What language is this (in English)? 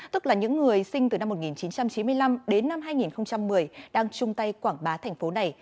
Vietnamese